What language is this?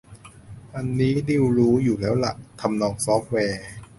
Thai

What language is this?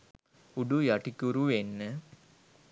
Sinhala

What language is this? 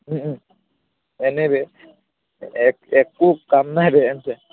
Assamese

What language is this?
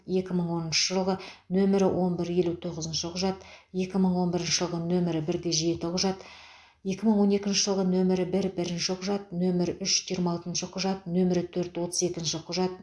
Kazakh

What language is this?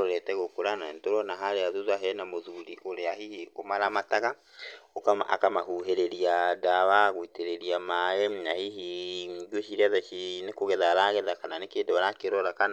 Kikuyu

